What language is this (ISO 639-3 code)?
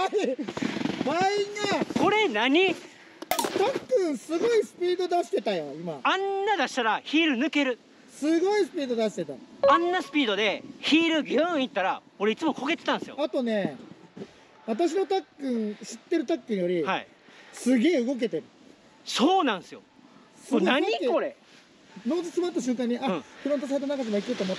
jpn